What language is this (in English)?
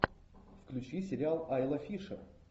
Russian